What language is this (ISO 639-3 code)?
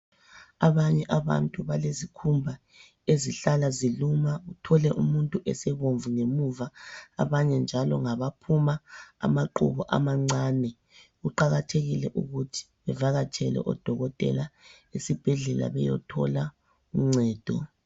nde